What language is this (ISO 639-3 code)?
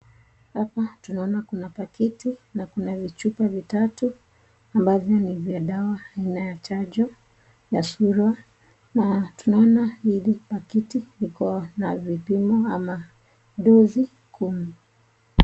swa